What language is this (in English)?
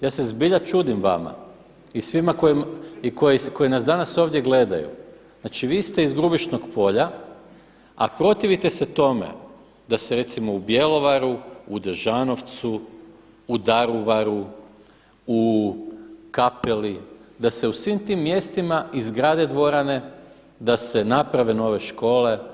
Croatian